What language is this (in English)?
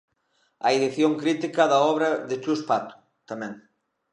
Galician